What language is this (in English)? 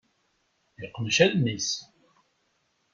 Kabyle